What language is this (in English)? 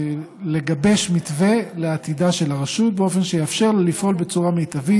Hebrew